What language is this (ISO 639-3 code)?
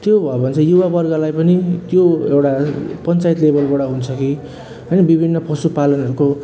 nep